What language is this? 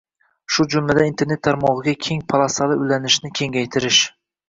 Uzbek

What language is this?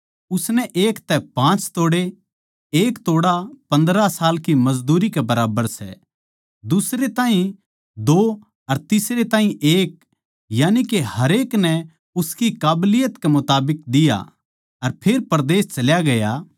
Haryanvi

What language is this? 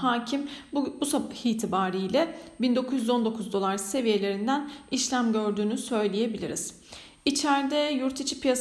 Turkish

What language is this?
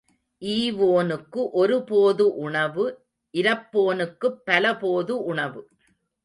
Tamil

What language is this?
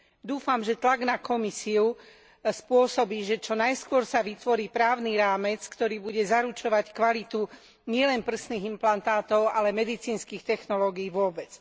Slovak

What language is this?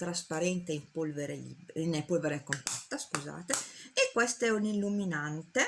Italian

